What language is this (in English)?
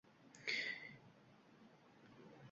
Uzbek